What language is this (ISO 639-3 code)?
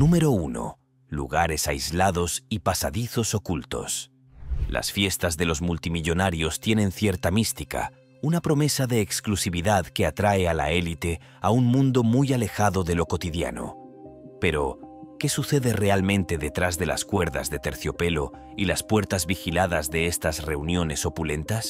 spa